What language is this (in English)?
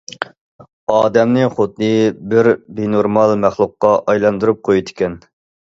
Uyghur